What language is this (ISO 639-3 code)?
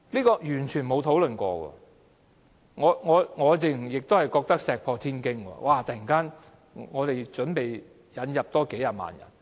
yue